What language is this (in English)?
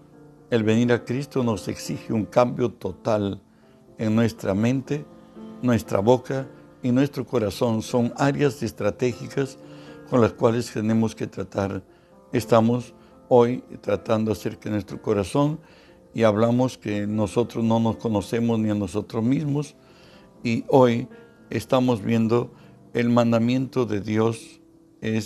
Spanish